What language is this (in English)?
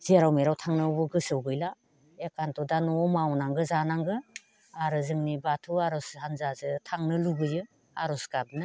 Bodo